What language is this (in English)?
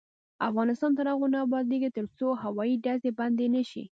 Pashto